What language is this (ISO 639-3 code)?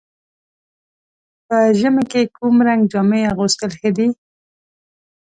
pus